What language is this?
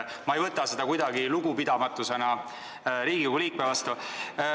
Estonian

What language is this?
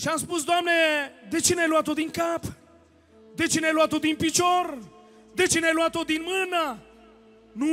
Romanian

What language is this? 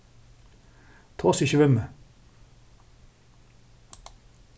Faroese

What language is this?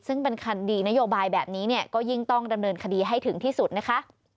Thai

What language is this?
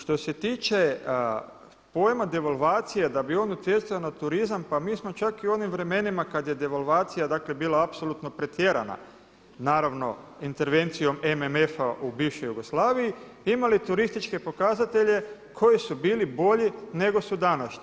Croatian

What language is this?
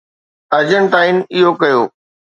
Sindhi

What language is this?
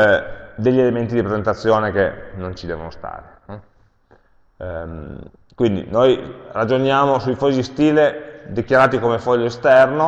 Italian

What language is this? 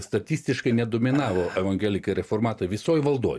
Lithuanian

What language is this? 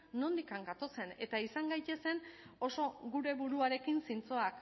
Basque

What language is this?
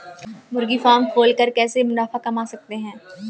Hindi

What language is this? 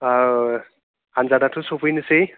Bodo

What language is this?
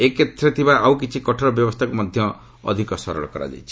Odia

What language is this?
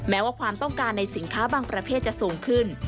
Thai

